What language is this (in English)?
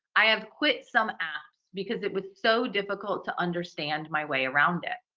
English